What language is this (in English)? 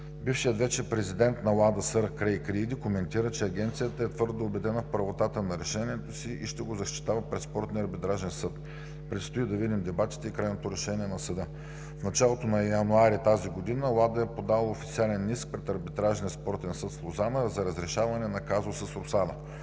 Bulgarian